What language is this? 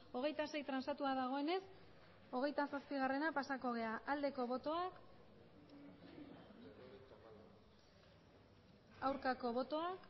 Basque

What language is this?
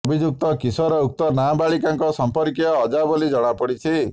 Odia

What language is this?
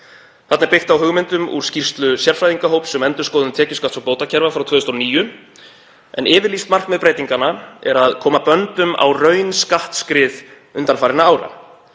Icelandic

